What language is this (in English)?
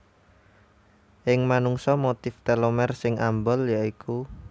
Javanese